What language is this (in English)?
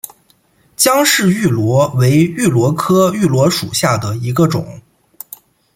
Chinese